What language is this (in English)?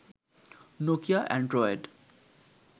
Bangla